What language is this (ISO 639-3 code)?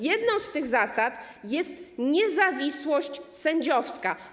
pol